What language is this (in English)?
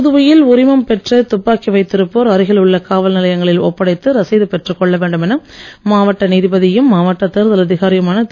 Tamil